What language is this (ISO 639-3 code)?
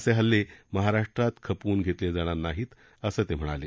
mar